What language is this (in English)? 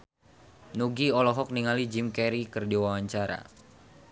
Sundanese